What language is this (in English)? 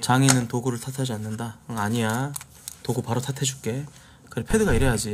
Korean